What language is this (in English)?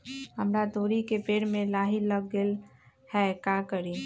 Magahi